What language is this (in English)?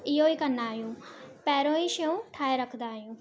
Sindhi